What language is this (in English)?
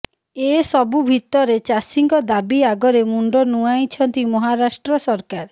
Odia